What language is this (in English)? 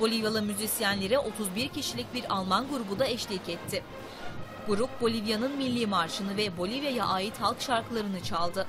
Turkish